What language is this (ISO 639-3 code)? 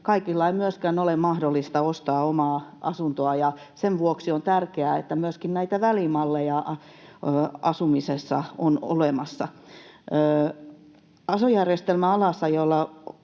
fin